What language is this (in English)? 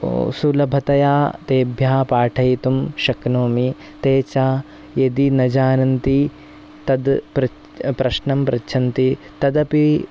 Sanskrit